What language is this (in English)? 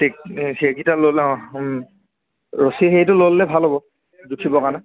Assamese